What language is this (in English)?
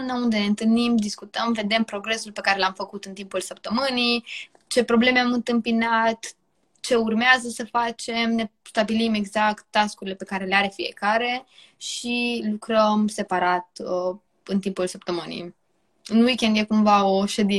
Romanian